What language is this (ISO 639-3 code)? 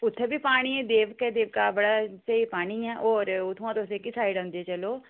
doi